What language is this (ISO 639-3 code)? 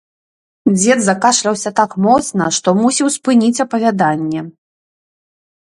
bel